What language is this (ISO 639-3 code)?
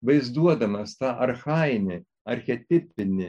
lit